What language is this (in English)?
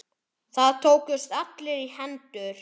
Icelandic